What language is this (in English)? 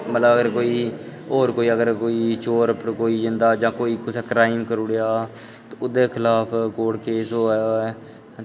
Dogri